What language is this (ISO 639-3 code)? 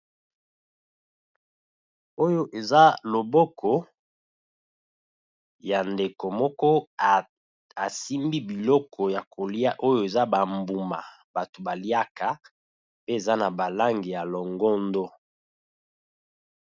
lin